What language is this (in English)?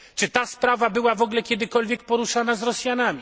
Polish